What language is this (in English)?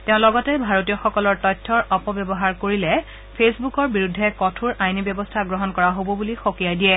Assamese